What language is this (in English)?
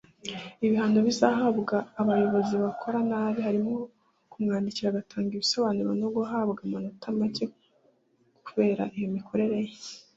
Kinyarwanda